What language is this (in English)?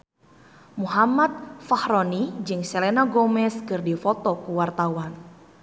Sundanese